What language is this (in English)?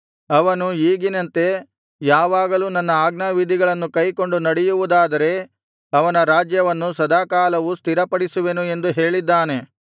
Kannada